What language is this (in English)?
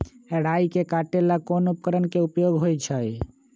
Magahi